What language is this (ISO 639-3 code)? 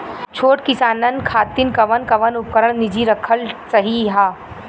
bho